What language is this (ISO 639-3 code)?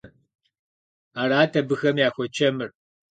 kbd